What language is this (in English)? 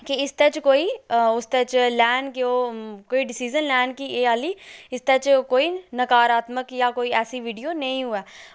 Dogri